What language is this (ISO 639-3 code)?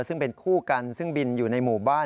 tha